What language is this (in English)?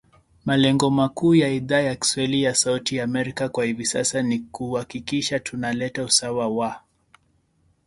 Swahili